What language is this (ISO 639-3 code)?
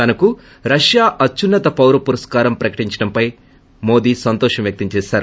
tel